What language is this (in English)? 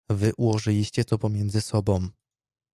Polish